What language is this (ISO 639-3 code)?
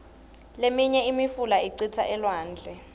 ssw